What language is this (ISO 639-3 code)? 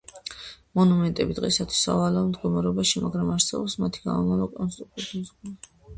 kat